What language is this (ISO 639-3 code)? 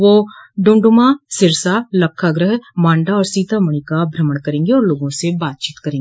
hin